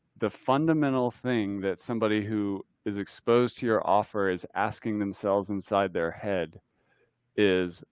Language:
English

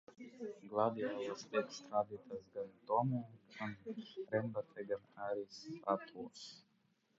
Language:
Latvian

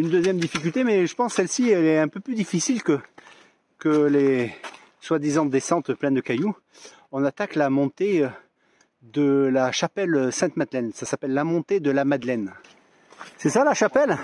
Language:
French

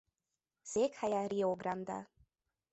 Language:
Hungarian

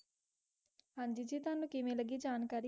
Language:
Punjabi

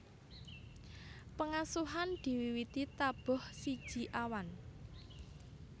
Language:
Javanese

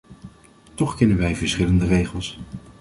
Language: Dutch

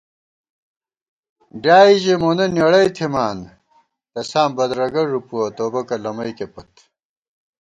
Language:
Gawar-Bati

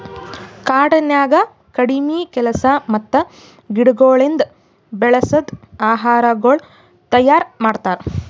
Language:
Kannada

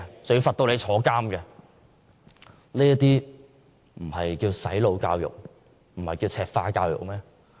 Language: Cantonese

